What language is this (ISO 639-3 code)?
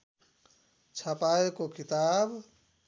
nep